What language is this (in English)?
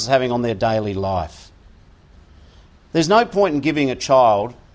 Indonesian